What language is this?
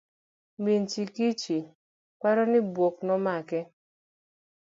Luo (Kenya and Tanzania)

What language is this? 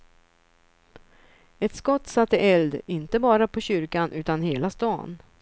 Swedish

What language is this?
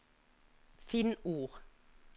Norwegian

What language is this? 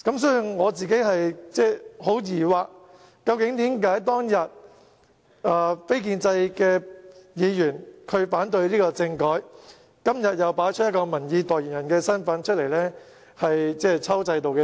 Cantonese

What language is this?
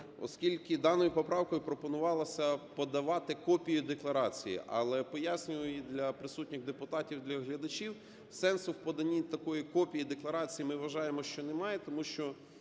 Ukrainian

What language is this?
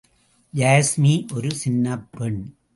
Tamil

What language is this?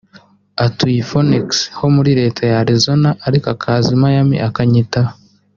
Kinyarwanda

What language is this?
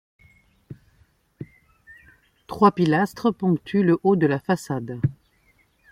French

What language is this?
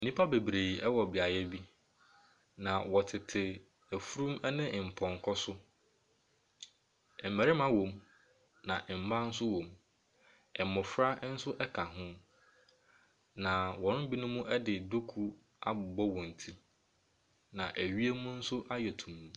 Akan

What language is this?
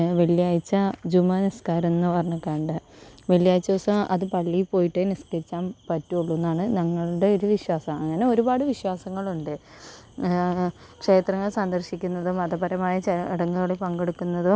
Malayalam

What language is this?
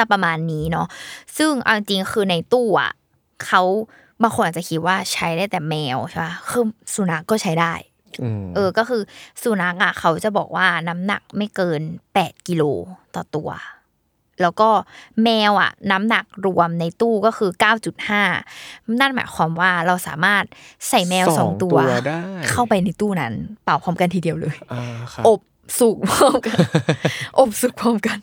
Thai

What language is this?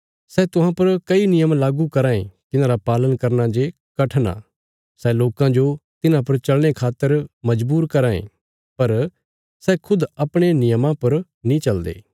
Bilaspuri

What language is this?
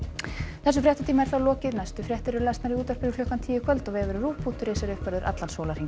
Icelandic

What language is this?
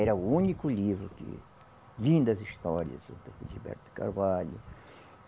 Portuguese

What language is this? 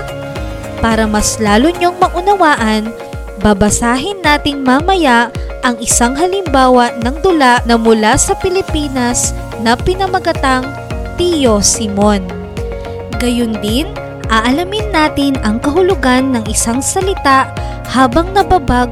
Filipino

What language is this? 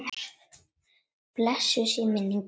Icelandic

